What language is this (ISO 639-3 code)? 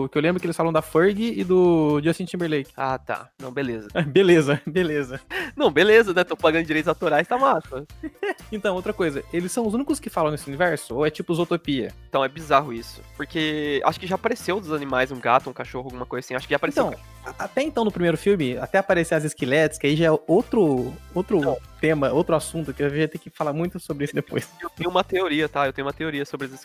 por